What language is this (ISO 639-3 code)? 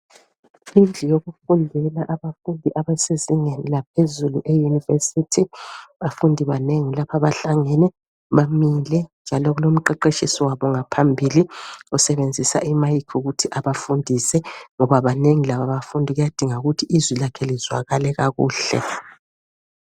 nde